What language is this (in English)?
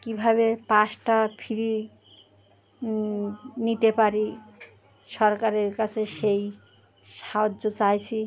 Bangla